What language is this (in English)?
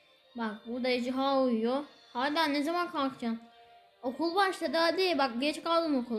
Turkish